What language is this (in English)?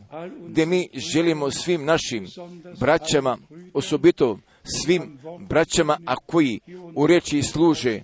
Croatian